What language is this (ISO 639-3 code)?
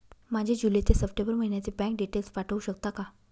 mar